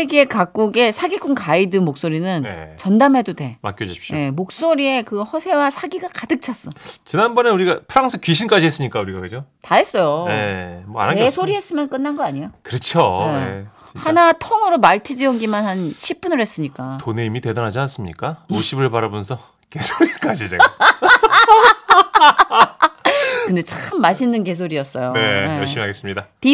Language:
Korean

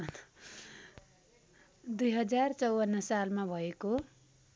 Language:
Nepali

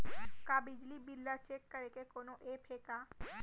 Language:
Chhattisgarhi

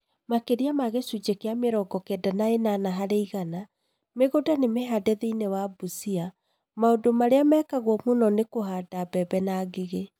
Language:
Kikuyu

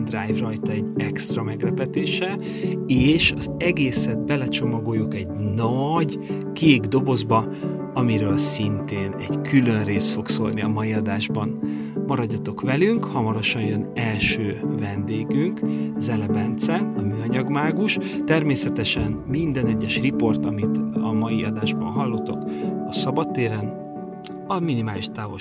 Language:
Hungarian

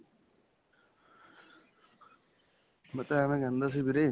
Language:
Punjabi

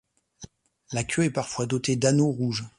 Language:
French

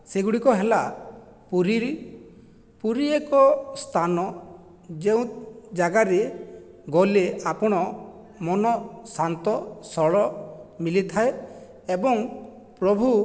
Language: Odia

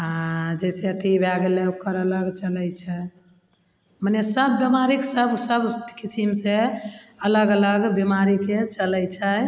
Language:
Maithili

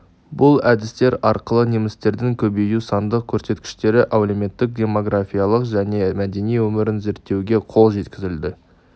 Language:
Kazakh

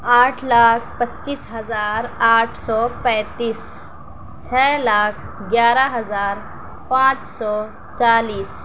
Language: Urdu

